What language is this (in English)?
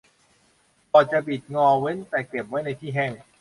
Thai